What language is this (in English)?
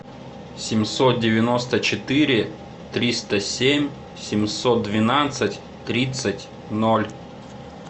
Russian